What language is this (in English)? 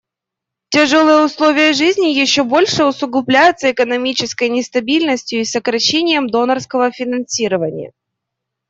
Russian